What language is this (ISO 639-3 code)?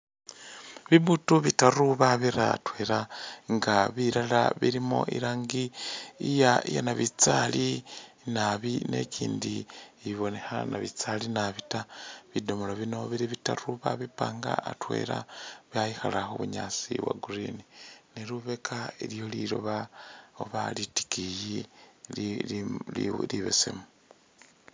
myx